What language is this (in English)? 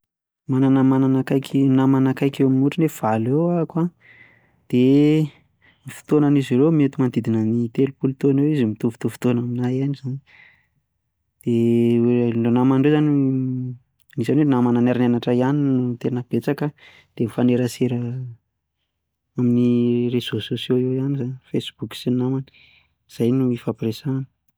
Malagasy